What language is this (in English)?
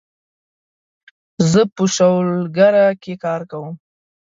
Pashto